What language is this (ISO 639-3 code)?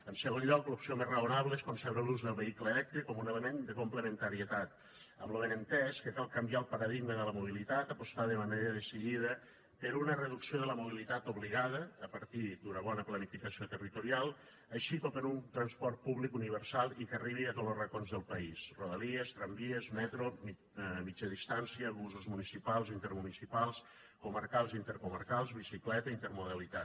cat